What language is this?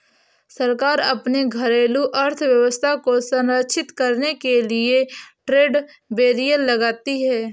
Hindi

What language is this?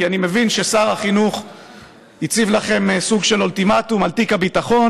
Hebrew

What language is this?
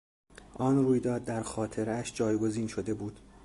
Persian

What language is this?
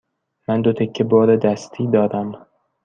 Persian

